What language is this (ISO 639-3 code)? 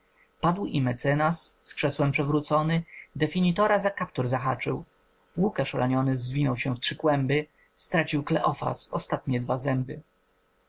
pol